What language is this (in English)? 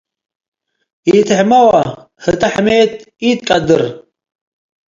Tigre